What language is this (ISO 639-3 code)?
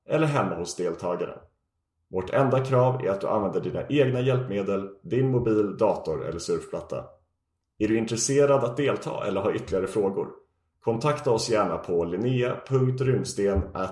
swe